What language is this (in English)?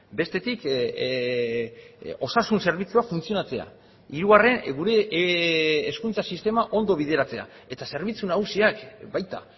Basque